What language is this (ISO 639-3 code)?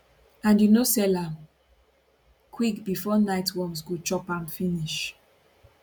pcm